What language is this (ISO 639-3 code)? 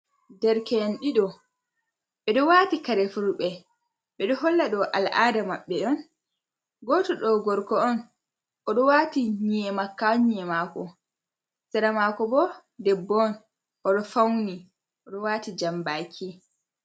ful